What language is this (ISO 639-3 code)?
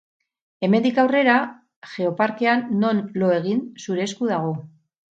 eus